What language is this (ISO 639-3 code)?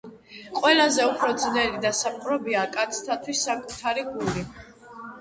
kat